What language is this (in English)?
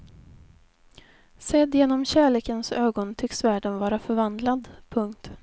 Swedish